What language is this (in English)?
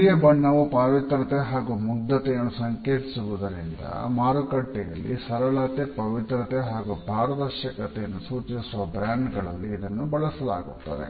Kannada